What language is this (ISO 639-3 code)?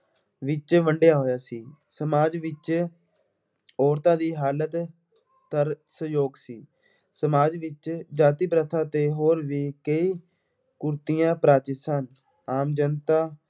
pan